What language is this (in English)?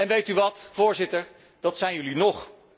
Dutch